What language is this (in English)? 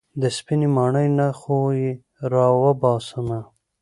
Pashto